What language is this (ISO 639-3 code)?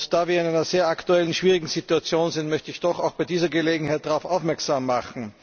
deu